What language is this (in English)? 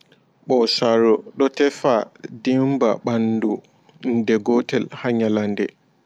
Fula